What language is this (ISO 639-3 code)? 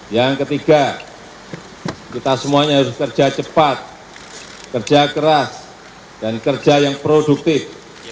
ind